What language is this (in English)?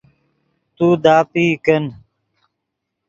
Yidgha